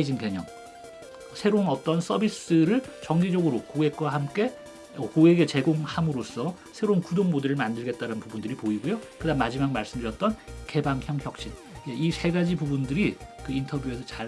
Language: Korean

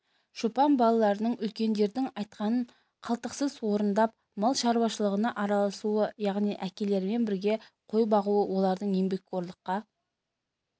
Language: Kazakh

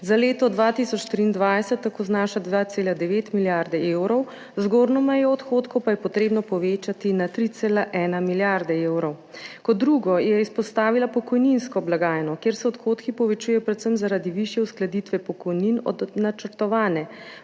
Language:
Slovenian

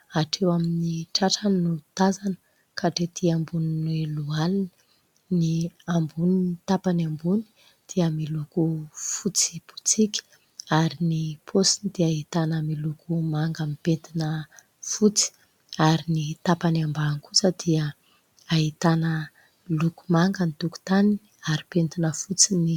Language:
Malagasy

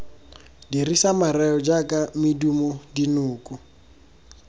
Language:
Tswana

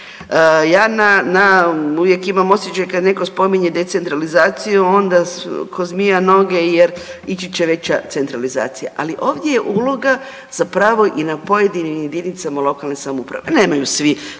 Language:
Croatian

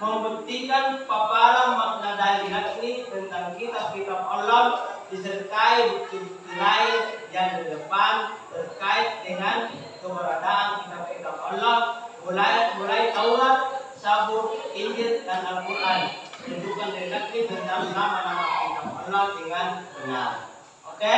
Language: Indonesian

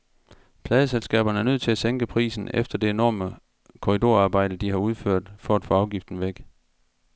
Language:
Danish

